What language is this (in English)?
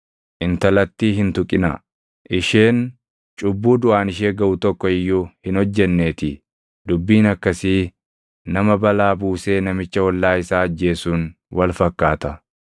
Oromo